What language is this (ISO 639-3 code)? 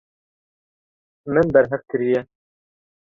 kur